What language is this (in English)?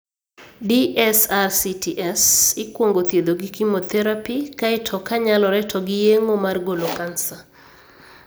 Luo (Kenya and Tanzania)